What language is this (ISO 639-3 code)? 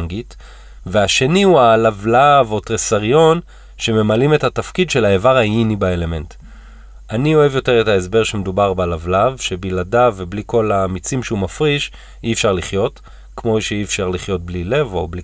heb